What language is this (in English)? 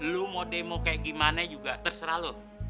Indonesian